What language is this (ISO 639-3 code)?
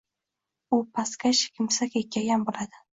uzb